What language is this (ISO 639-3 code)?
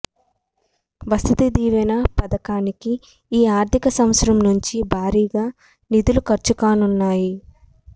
tel